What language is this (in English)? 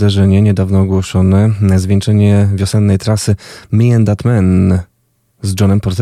Polish